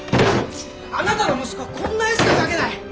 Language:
Japanese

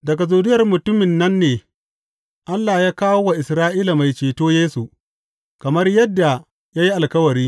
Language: Hausa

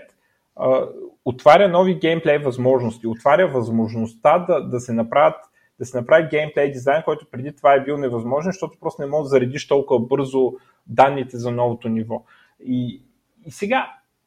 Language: Bulgarian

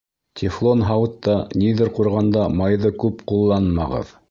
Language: Bashkir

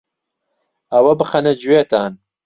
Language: Central Kurdish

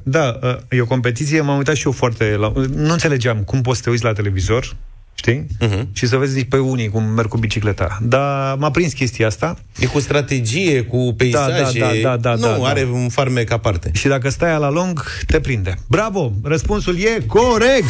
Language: Romanian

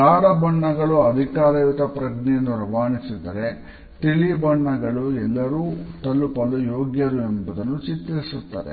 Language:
Kannada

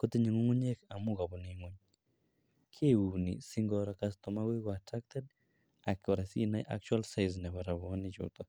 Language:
Kalenjin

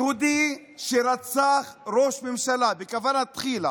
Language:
Hebrew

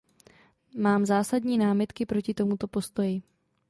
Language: Czech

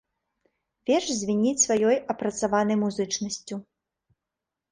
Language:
Belarusian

